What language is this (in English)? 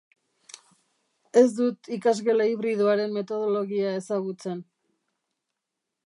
Basque